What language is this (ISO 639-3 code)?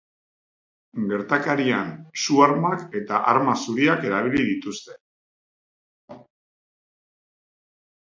eus